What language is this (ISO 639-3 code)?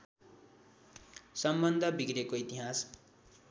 nep